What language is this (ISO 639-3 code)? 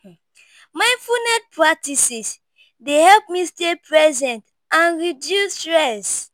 pcm